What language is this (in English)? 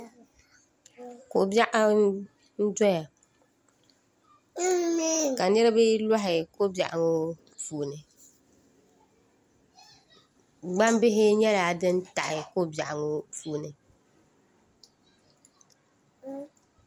Dagbani